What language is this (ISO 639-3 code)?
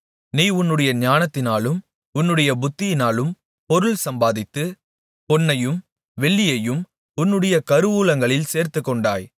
tam